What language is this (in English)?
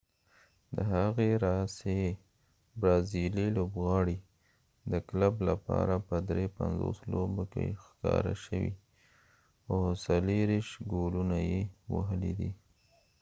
Pashto